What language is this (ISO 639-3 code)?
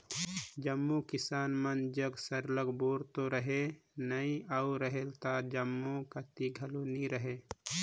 hne